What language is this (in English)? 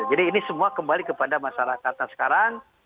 Indonesian